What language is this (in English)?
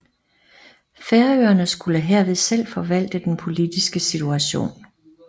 Danish